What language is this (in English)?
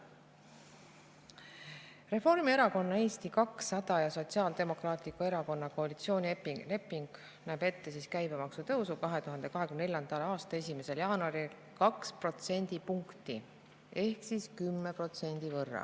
Estonian